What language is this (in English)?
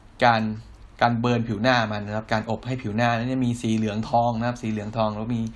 Thai